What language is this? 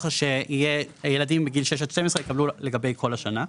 Hebrew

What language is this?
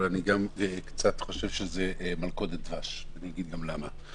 Hebrew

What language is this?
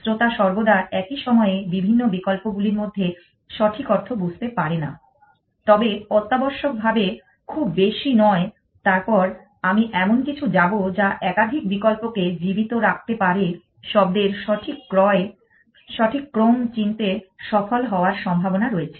Bangla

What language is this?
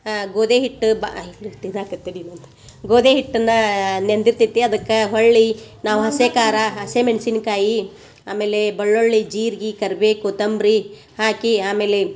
Kannada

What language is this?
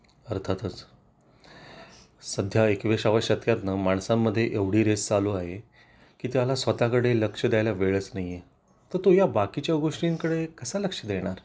Marathi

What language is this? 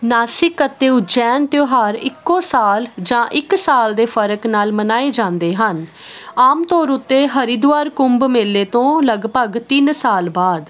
Punjabi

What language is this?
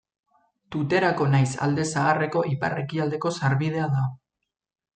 Basque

